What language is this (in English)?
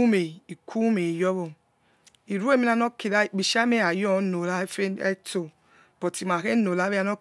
Yekhee